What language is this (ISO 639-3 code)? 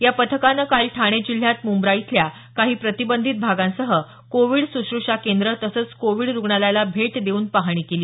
mar